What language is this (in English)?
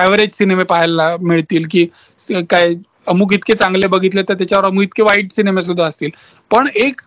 Marathi